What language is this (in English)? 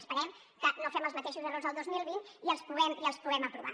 Catalan